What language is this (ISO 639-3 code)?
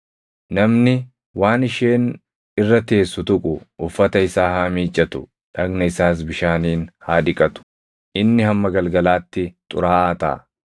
orm